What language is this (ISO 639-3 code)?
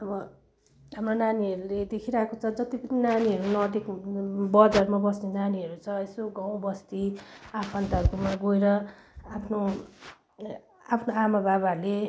nep